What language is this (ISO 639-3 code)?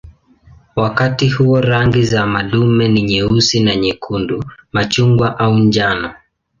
swa